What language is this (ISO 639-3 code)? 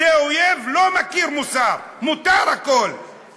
heb